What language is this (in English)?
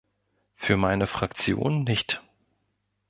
German